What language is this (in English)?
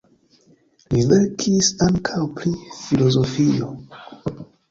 Esperanto